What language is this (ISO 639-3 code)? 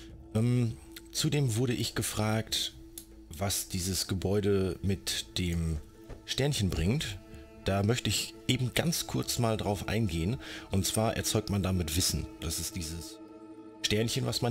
deu